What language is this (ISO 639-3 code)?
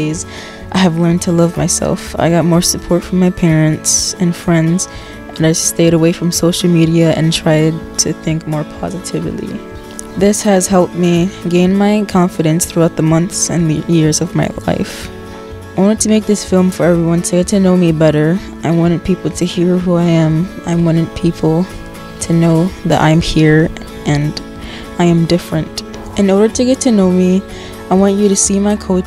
eng